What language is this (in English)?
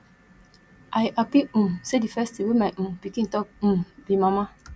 Nigerian Pidgin